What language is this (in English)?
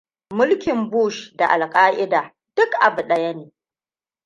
Hausa